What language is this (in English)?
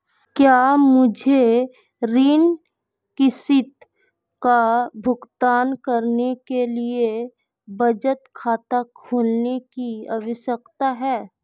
Hindi